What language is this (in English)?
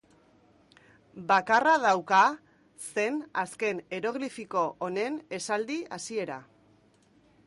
Basque